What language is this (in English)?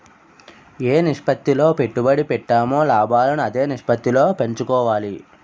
Telugu